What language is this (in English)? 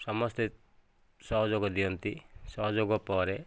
Odia